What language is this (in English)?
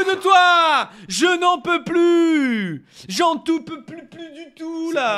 French